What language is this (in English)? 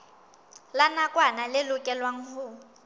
Southern Sotho